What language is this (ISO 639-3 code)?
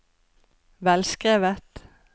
nor